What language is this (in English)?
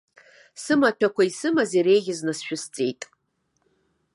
Abkhazian